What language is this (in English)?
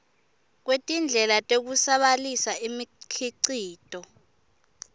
Swati